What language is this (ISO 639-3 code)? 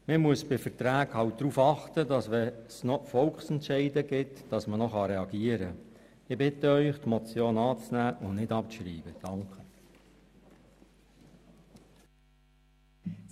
gsw